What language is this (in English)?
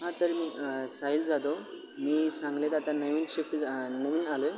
Marathi